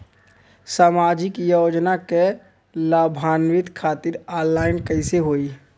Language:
Bhojpuri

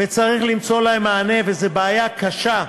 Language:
Hebrew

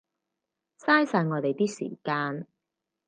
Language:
Cantonese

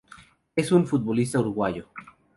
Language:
Spanish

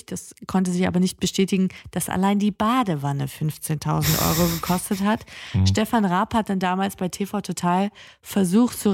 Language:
German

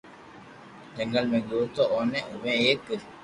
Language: Loarki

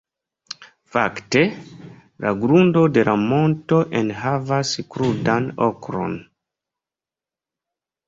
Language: Esperanto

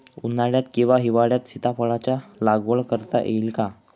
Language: Marathi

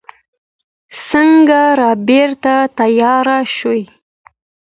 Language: Pashto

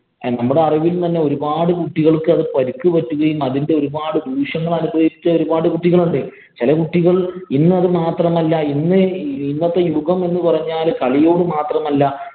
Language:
Malayalam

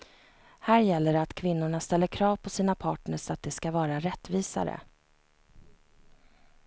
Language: Swedish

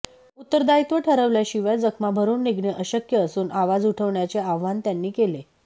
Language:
Marathi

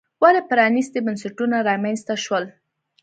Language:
Pashto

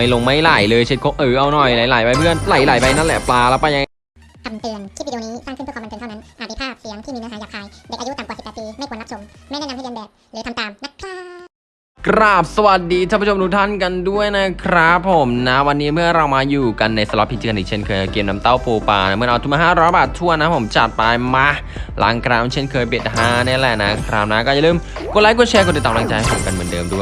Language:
Thai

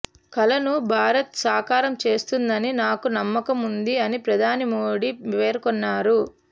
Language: Telugu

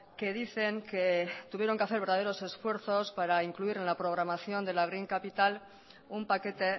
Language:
Spanish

